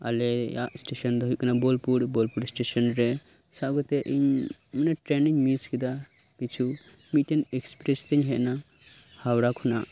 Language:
Santali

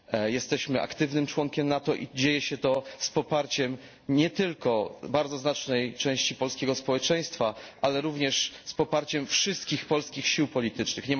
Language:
Polish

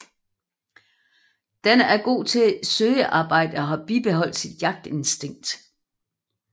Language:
Danish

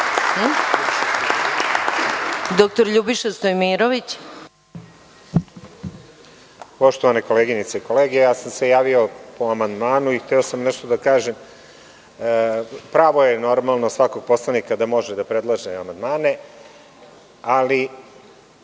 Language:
Serbian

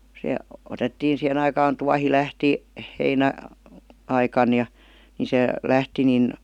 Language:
Finnish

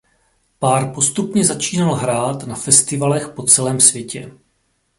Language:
Czech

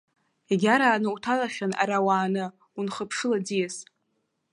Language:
Abkhazian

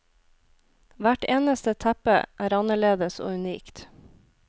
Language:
Norwegian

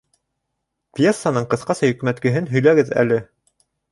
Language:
Bashkir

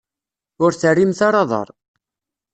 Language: Kabyle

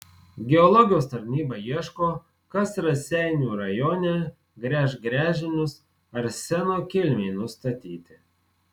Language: Lithuanian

